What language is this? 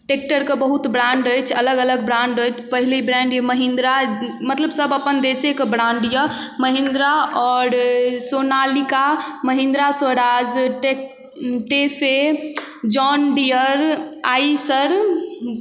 Maithili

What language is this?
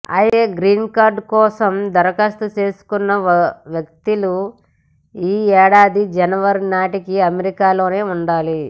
Telugu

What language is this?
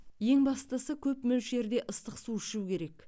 Kazakh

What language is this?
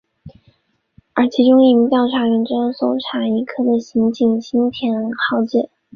Chinese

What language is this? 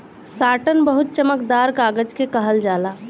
Bhojpuri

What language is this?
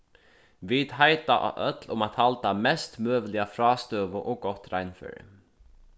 Faroese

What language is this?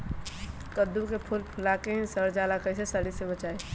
Magahi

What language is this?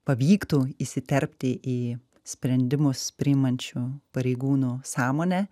Lithuanian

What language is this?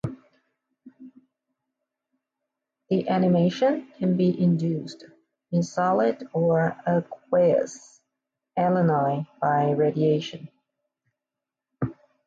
English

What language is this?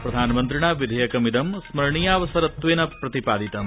Sanskrit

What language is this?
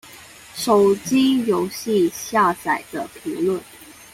Chinese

